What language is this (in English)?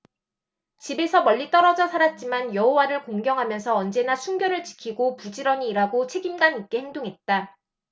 Korean